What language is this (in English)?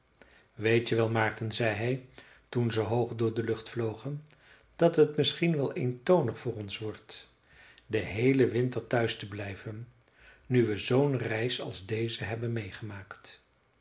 Dutch